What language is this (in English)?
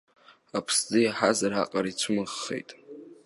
Abkhazian